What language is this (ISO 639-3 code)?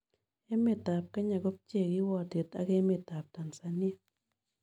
kln